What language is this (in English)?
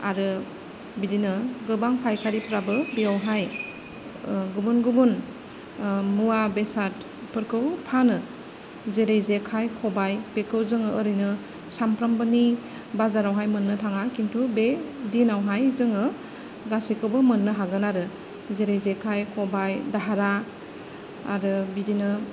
Bodo